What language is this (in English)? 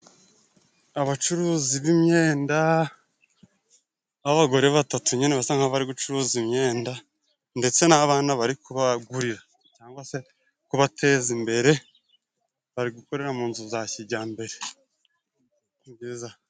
Kinyarwanda